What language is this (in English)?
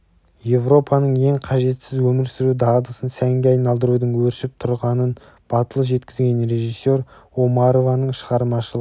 Kazakh